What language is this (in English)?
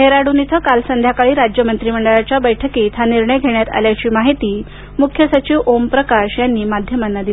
Marathi